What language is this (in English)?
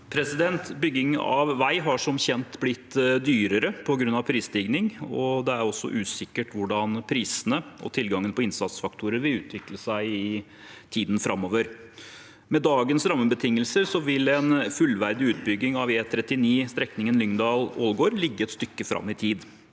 Norwegian